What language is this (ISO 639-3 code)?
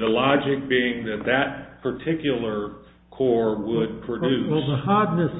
eng